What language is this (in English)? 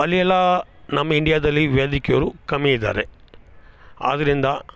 Kannada